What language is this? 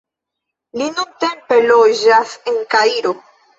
Esperanto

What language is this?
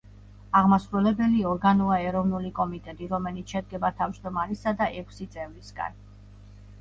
Georgian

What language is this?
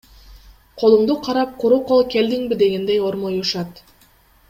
Kyrgyz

